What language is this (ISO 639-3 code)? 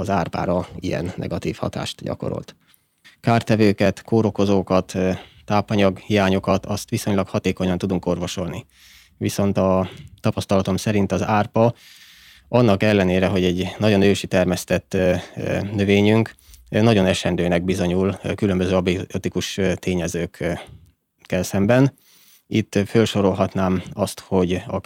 hun